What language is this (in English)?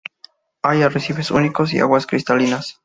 Spanish